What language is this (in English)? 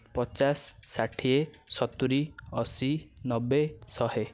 Odia